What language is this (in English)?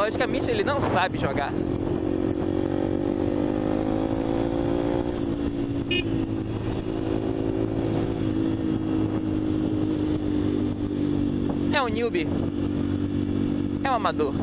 Portuguese